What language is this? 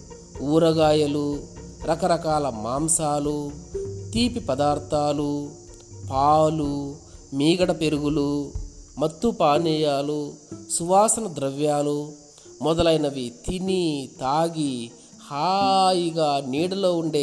Telugu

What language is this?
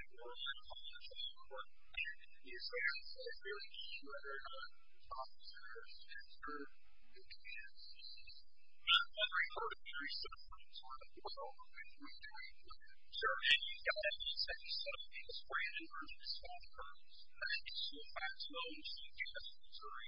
English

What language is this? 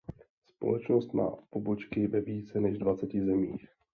Czech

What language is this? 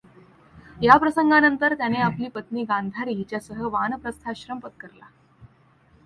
Marathi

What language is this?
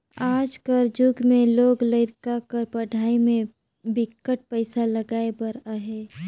Chhattisgarhi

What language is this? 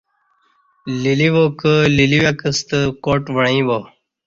Kati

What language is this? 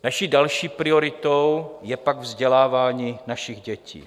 Czech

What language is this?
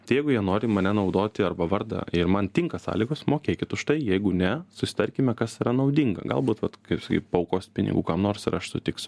Lithuanian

